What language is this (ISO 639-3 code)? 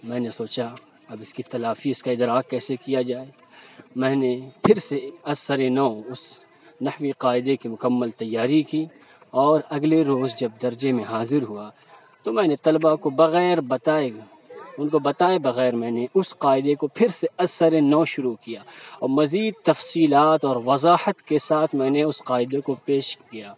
urd